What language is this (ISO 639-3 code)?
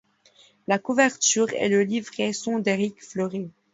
fra